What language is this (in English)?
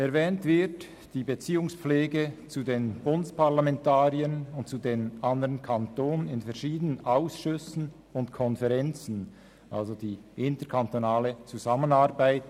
Swiss German